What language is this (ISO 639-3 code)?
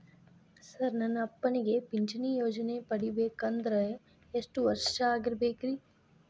kan